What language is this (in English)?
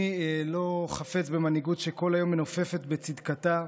Hebrew